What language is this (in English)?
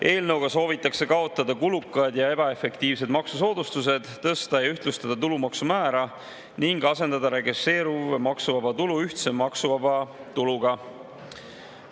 Estonian